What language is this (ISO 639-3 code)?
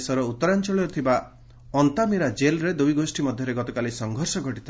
ori